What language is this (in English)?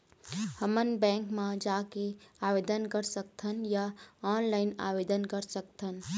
Chhattisgarhi